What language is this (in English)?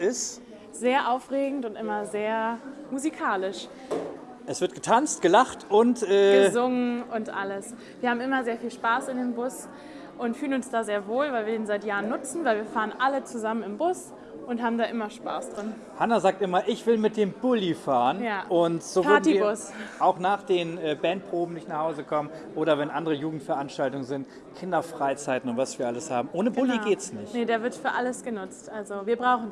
German